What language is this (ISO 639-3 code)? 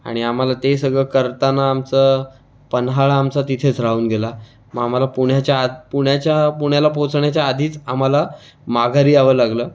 mar